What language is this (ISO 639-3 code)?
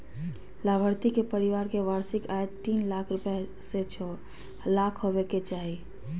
mag